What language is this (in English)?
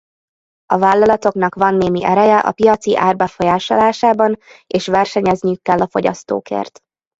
Hungarian